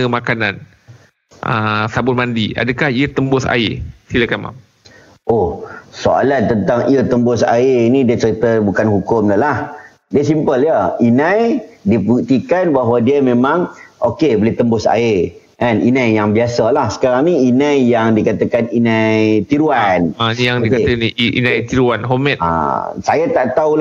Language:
Malay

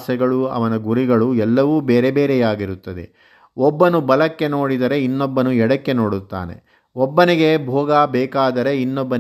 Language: Kannada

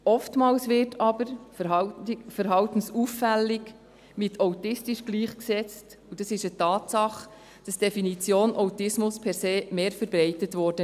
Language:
Swiss German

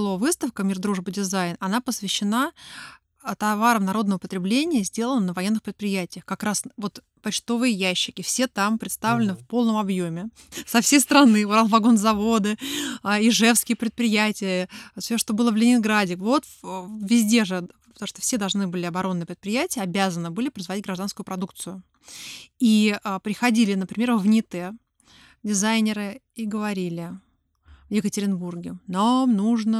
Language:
Russian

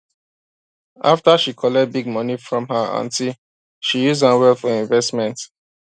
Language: Nigerian Pidgin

